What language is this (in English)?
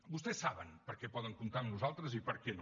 Catalan